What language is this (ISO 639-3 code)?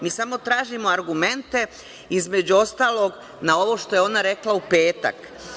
srp